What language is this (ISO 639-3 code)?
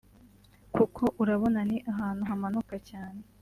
kin